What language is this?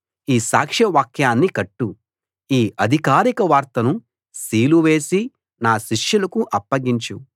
Telugu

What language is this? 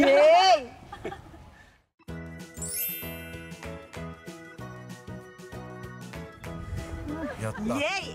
Japanese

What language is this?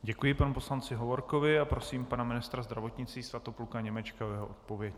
Czech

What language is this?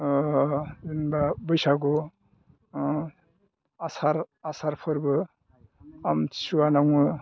Bodo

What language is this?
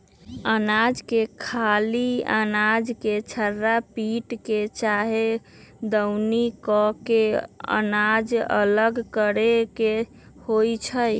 Magahi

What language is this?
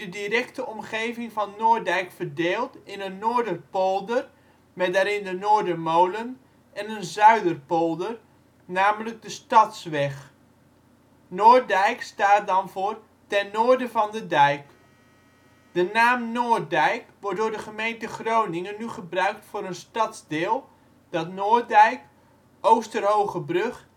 Dutch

